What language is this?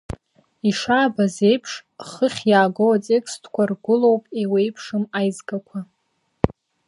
Abkhazian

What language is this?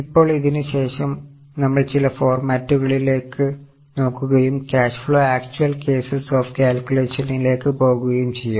Malayalam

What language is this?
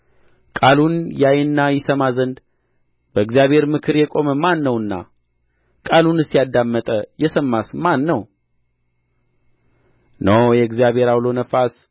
Amharic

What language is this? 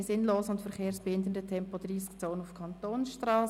Swiss German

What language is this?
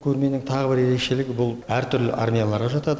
Kazakh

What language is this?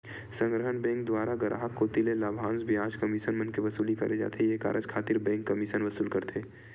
Chhattisgarhi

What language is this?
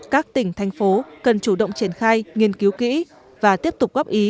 Vietnamese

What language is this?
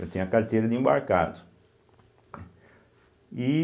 Portuguese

